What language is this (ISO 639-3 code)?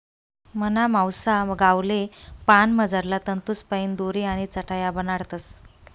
mar